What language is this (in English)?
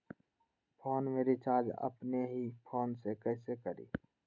Magahi